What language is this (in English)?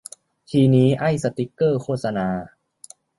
Thai